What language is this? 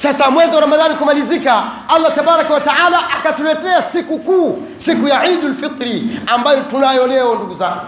Swahili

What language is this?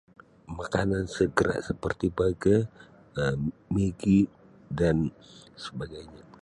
Sabah Malay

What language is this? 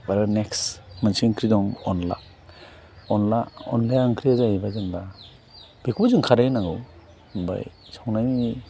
Bodo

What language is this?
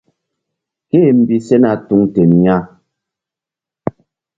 Mbum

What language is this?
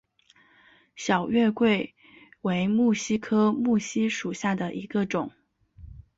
Chinese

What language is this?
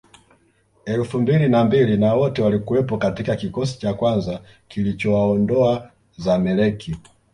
Swahili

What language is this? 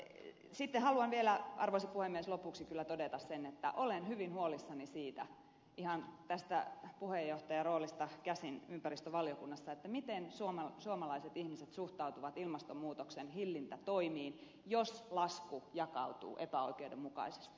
Finnish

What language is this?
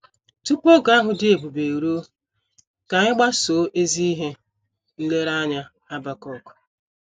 Igbo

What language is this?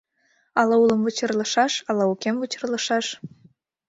Mari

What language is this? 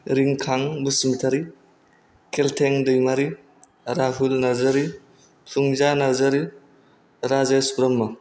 Bodo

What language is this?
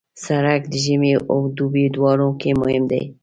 Pashto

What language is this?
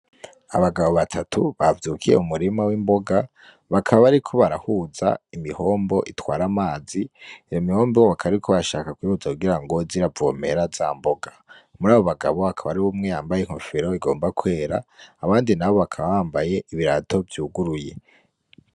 Rundi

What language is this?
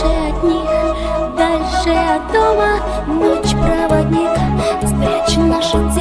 Russian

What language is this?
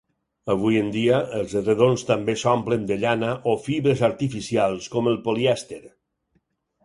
Catalan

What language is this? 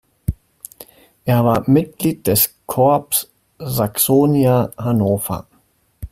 German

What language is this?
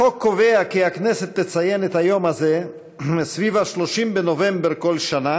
Hebrew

